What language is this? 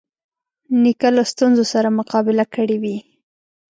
Pashto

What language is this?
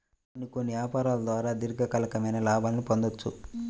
Telugu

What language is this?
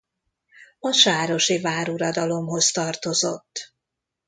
Hungarian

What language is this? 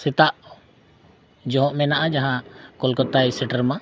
Santali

